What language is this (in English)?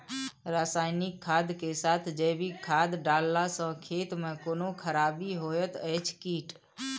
Maithili